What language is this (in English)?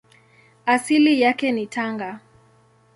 Swahili